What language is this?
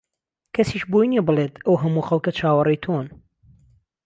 Central Kurdish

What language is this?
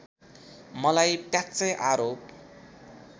Nepali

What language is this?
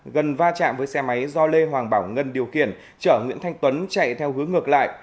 Vietnamese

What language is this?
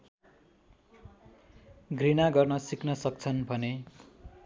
Nepali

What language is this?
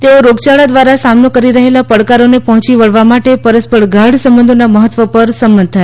Gujarati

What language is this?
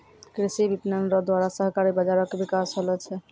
Maithili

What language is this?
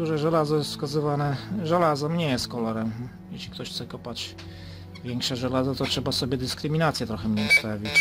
Polish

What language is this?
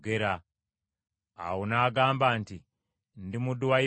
Ganda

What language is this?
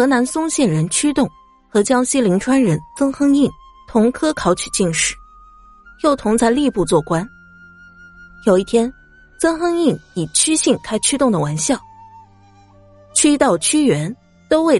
Chinese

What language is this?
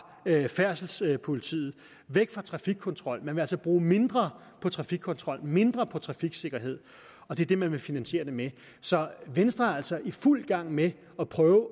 Danish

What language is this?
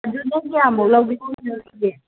Manipuri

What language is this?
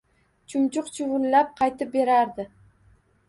Uzbek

